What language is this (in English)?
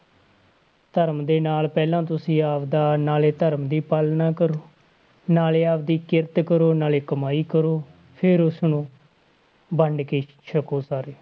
Punjabi